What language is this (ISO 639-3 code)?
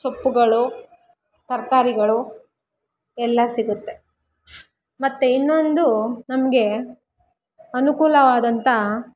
kan